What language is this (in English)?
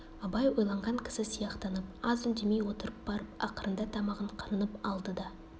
Kazakh